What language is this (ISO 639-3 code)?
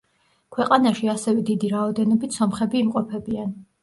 kat